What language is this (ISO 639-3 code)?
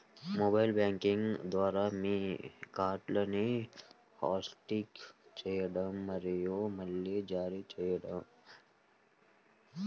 tel